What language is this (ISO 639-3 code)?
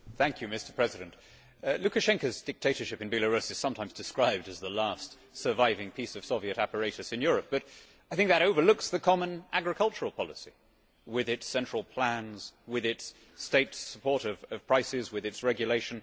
eng